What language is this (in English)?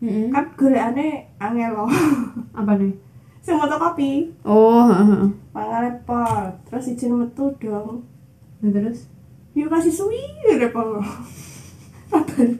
Indonesian